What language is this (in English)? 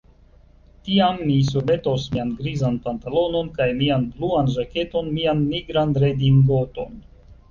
Esperanto